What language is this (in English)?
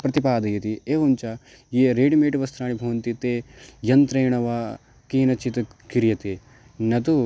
Sanskrit